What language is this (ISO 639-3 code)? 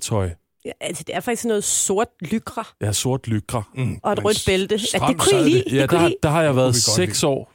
dan